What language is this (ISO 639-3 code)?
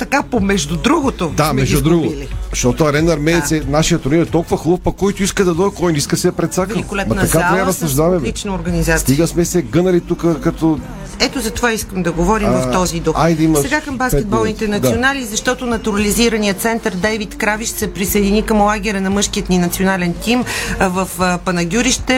bul